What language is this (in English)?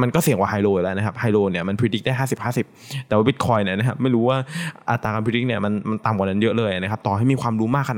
Thai